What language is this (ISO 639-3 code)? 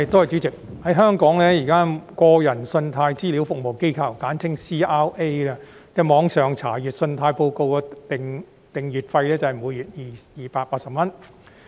yue